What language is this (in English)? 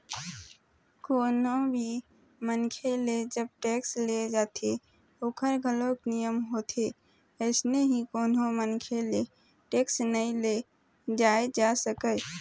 Chhattisgarhi